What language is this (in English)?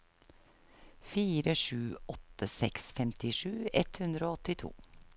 Norwegian